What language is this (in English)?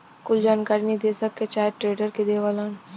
Bhojpuri